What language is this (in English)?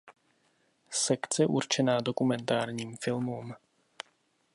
Czech